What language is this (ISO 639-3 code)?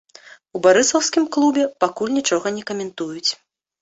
bel